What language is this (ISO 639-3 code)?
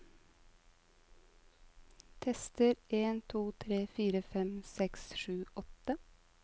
nor